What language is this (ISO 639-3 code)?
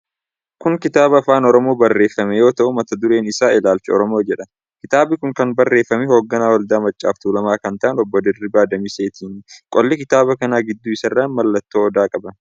orm